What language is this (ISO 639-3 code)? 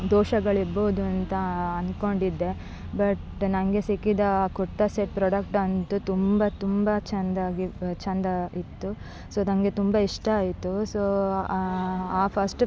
kan